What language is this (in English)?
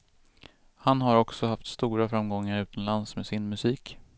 Swedish